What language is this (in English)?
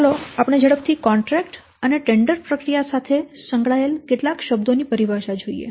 Gujarati